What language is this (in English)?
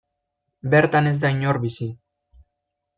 Basque